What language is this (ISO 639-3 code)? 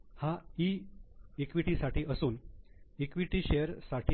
mar